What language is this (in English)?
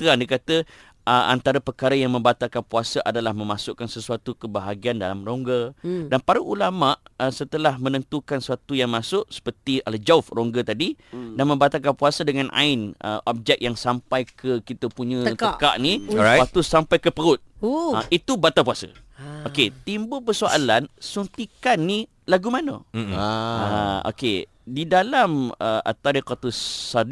Malay